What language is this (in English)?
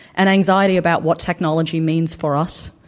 English